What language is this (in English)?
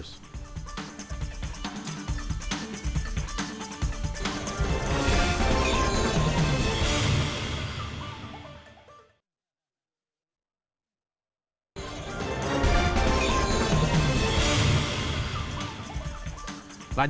Indonesian